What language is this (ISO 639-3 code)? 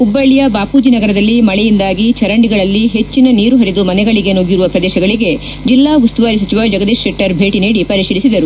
kan